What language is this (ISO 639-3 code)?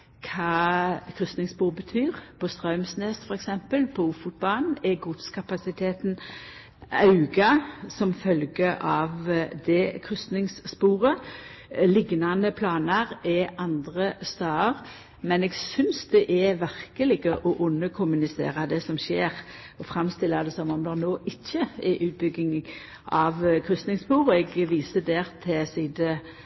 nno